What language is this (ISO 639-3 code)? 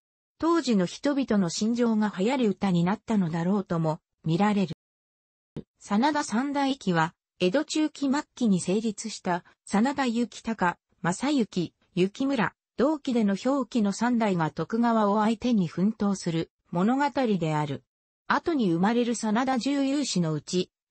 jpn